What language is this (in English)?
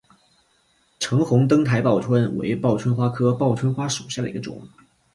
Chinese